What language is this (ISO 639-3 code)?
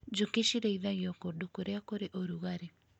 kik